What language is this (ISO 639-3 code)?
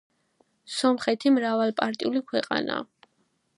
kat